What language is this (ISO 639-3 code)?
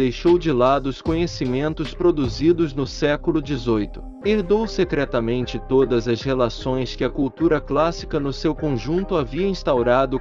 por